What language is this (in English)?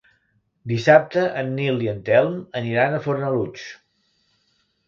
Catalan